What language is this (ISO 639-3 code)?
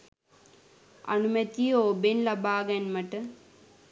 sin